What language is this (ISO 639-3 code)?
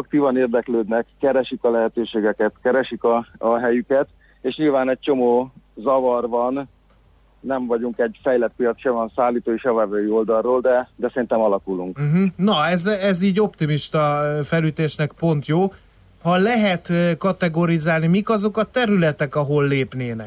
hun